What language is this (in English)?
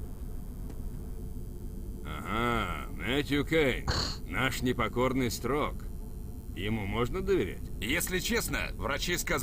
Russian